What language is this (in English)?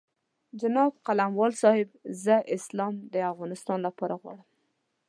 Pashto